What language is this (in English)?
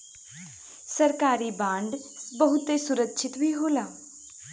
Bhojpuri